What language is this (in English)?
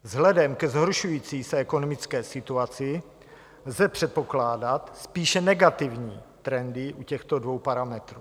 Czech